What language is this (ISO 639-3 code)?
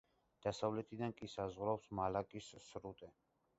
kat